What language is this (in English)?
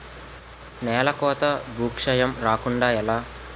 Telugu